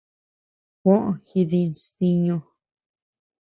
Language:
Tepeuxila Cuicatec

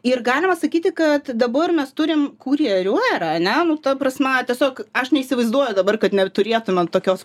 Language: Lithuanian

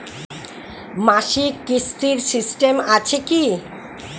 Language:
Bangla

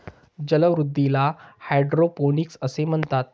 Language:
Marathi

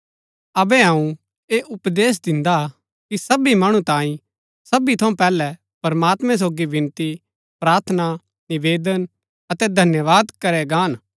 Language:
Gaddi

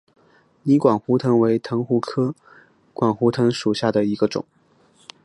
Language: Chinese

